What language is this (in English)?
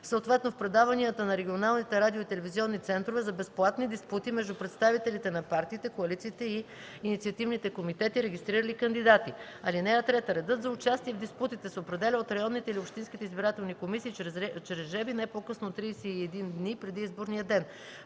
Bulgarian